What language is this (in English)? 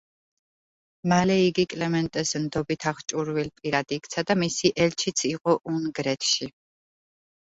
Georgian